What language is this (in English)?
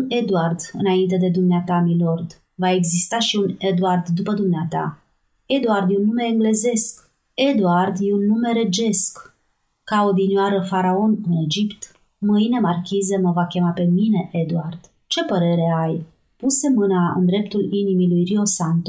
Romanian